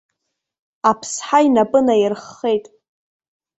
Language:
Abkhazian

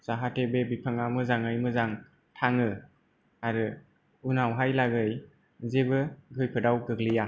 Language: Bodo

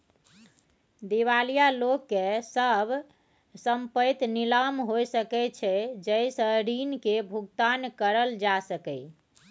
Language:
Maithili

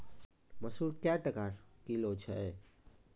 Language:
Maithili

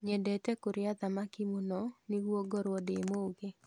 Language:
Kikuyu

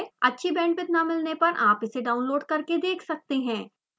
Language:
Hindi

